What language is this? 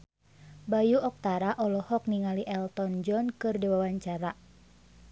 Sundanese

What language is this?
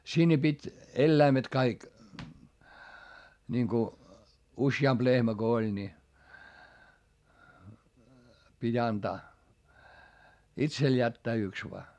Finnish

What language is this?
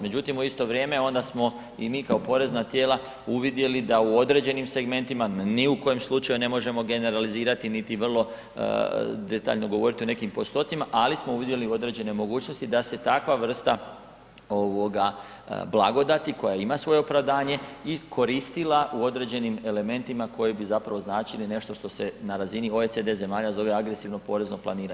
Croatian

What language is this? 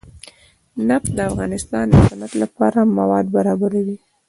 Pashto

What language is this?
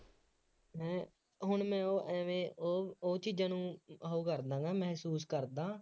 Punjabi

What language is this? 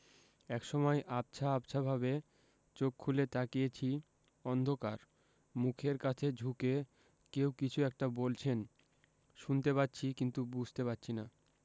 Bangla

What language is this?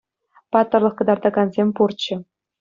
Chuvash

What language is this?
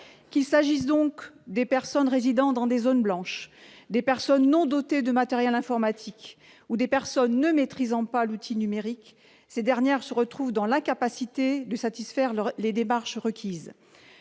French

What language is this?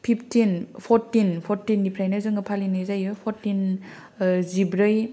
Bodo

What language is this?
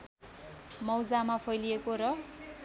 Nepali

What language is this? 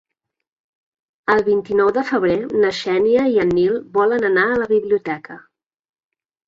Catalan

